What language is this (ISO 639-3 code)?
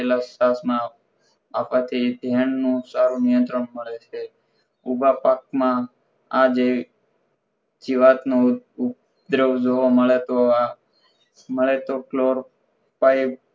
guj